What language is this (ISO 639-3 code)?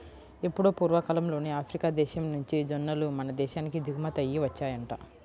tel